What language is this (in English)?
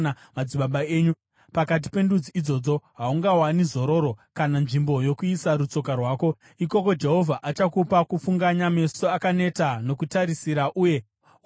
Shona